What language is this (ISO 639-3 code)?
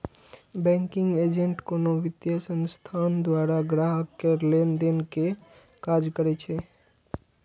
mai